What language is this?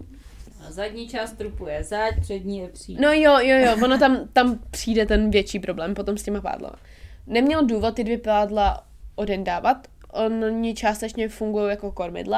Czech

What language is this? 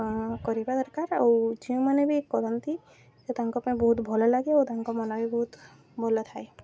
Odia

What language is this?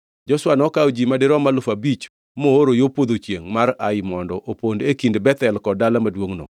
Luo (Kenya and Tanzania)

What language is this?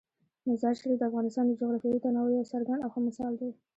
Pashto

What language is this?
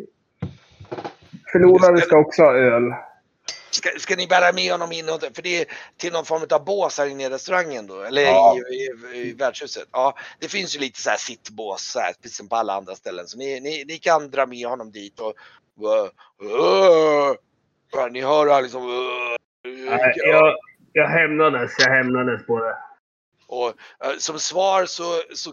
Swedish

